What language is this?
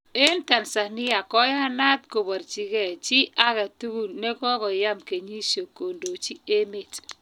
Kalenjin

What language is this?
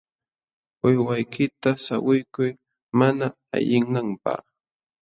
Jauja Wanca Quechua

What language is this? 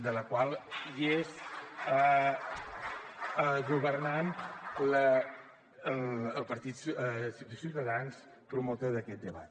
Catalan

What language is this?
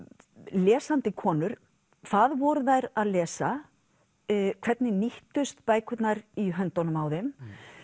Icelandic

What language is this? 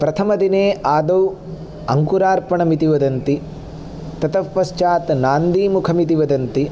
Sanskrit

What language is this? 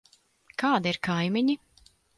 Latvian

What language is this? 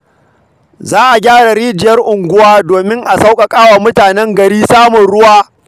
Hausa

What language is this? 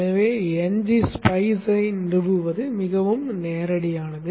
Tamil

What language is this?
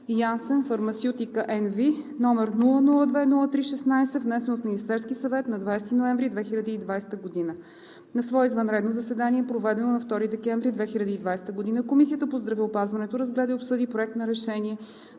Bulgarian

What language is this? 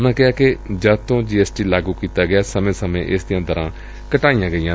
Punjabi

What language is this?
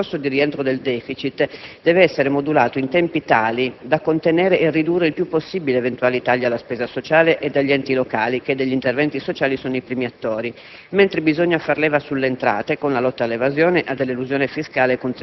Italian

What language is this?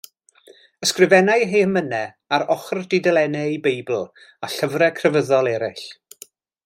Welsh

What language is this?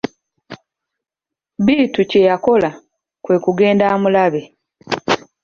Ganda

